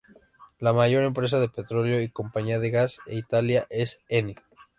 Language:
Spanish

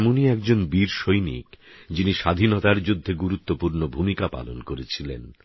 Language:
Bangla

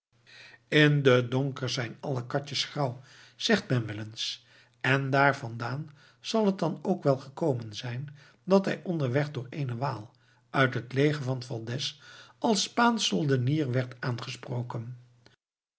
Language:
Dutch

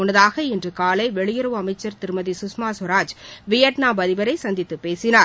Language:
Tamil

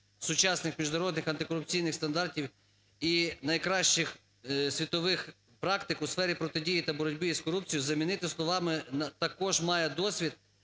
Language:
Ukrainian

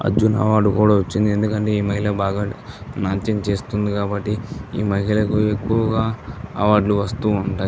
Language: Telugu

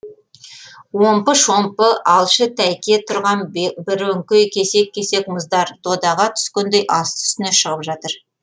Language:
Kazakh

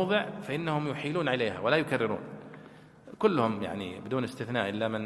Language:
Arabic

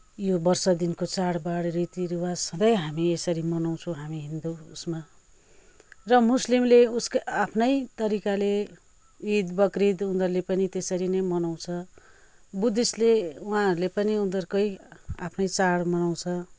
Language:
Nepali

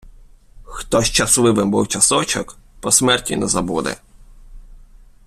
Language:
Ukrainian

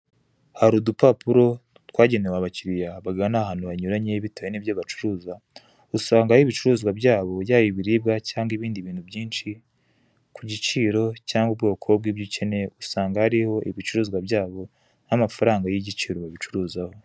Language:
Kinyarwanda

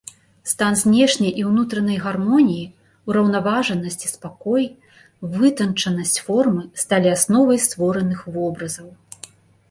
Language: Belarusian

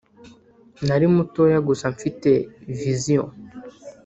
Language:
Kinyarwanda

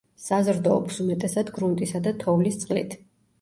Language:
Georgian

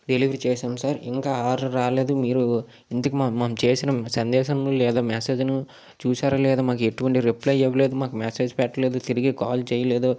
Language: Telugu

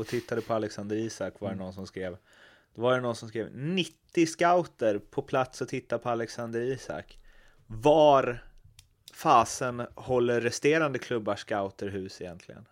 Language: Swedish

